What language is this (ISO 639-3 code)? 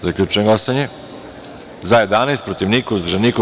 srp